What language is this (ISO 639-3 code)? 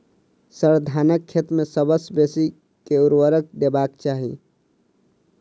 mai